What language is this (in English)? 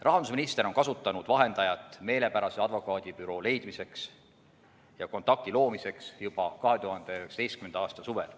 Estonian